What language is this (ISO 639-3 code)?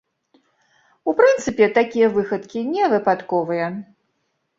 bel